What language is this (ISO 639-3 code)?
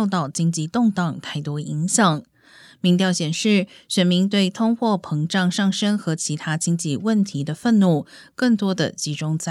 zho